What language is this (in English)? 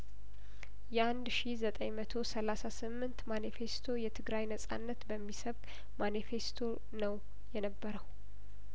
Amharic